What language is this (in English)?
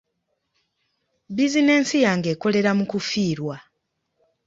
Ganda